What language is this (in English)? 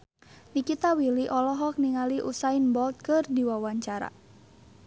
Sundanese